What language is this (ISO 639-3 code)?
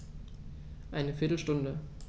deu